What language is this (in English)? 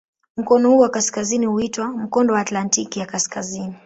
Swahili